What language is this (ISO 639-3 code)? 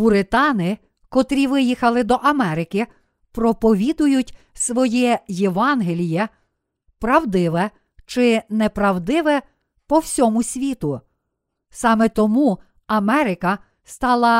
ukr